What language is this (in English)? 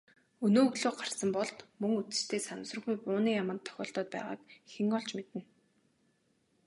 Mongolian